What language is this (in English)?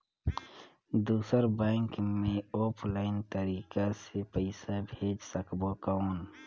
Chhattisgarhi